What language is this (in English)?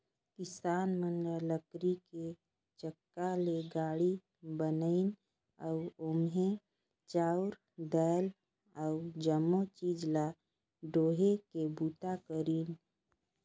Chhattisgarhi